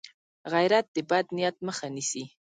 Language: Pashto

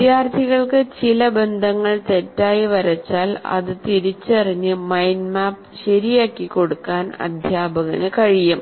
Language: Malayalam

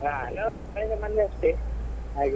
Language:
Kannada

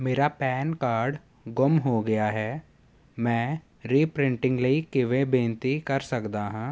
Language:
Punjabi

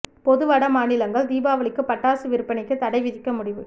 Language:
Tamil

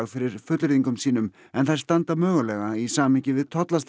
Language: Icelandic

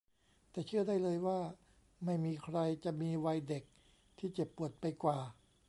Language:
Thai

